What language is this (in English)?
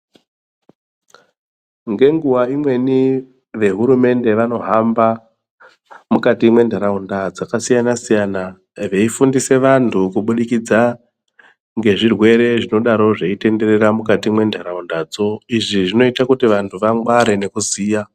Ndau